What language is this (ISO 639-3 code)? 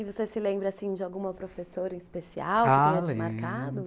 por